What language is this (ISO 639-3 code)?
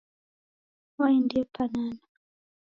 dav